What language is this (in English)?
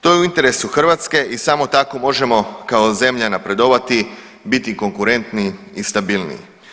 Croatian